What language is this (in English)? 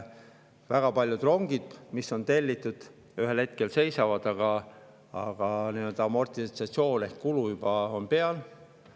Estonian